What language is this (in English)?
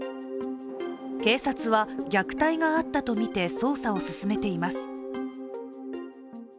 Japanese